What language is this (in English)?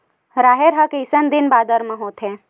Chhattisgarhi